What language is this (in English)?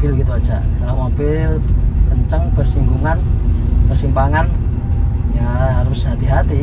Indonesian